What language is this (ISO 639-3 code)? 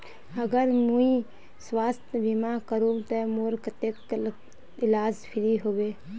mag